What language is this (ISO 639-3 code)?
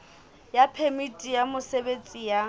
sot